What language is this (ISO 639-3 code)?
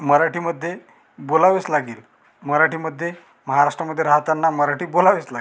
mar